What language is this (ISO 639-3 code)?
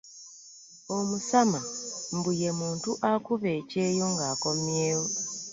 lug